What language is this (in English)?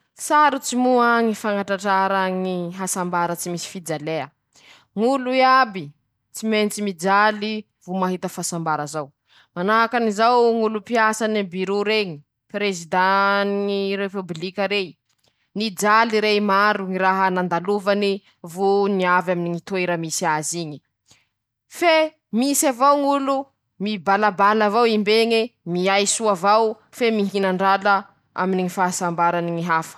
Masikoro Malagasy